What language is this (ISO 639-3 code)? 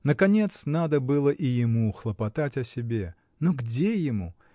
rus